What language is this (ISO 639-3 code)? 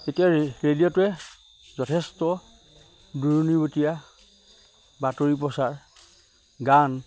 asm